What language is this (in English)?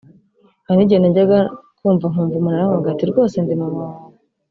Kinyarwanda